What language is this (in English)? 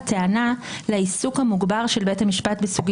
Hebrew